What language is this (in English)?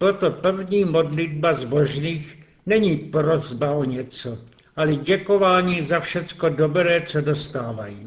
Czech